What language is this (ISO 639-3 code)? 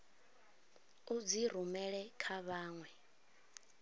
ven